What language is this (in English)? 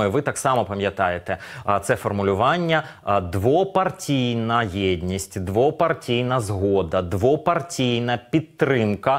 Ukrainian